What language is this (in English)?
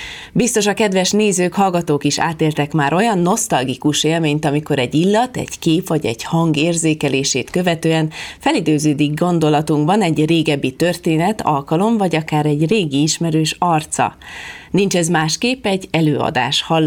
Hungarian